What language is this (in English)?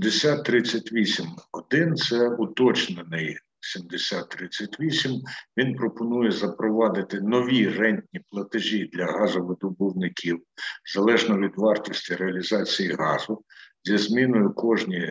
Ukrainian